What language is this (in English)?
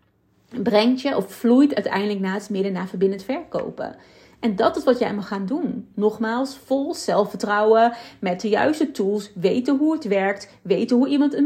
Dutch